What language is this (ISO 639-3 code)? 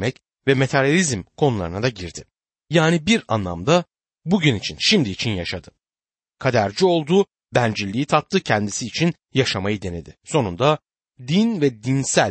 tur